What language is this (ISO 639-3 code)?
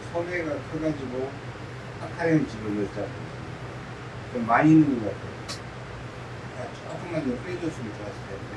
kor